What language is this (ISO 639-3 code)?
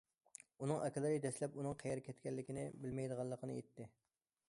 uig